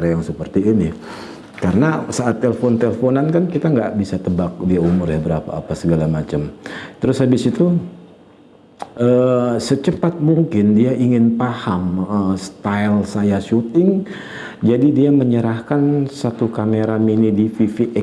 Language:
Indonesian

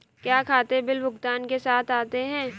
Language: Hindi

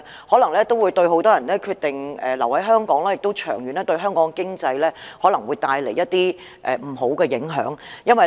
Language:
Cantonese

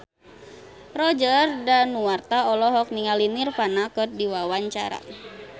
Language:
Sundanese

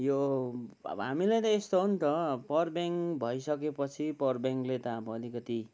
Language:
Nepali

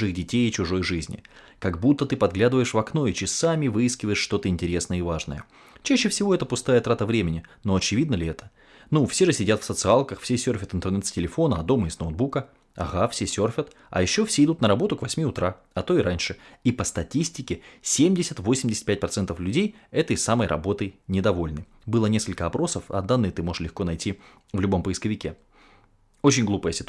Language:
Russian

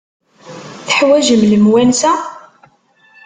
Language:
Kabyle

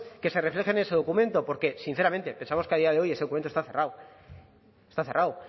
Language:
Spanish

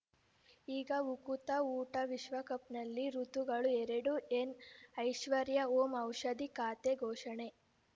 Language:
Kannada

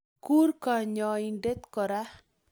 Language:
Kalenjin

